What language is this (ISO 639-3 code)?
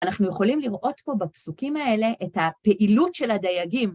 heb